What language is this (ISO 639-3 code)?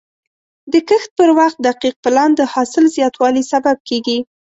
pus